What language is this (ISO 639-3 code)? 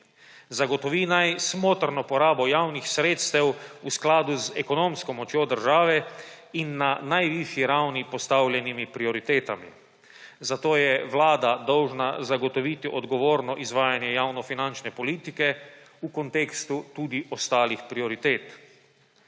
slv